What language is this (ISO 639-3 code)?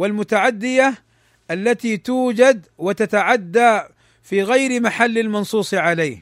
ara